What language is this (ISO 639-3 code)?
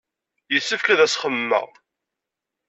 kab